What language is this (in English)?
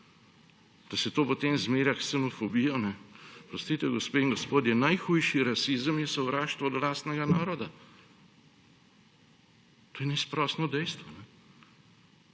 Slovenian